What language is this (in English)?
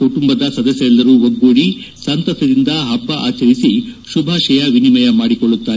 Kannada